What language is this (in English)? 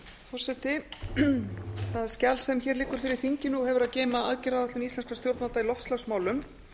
Icelandic